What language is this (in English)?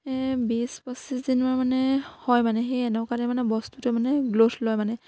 Assamese